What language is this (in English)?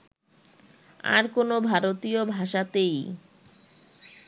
Bangla